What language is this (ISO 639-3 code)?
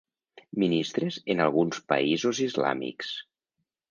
cat